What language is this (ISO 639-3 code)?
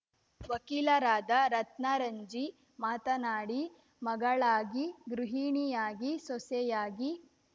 kan